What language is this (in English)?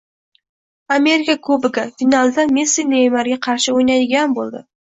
Uzbek